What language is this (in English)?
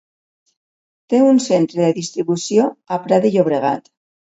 Catalan